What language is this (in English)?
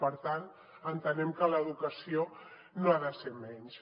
Catalan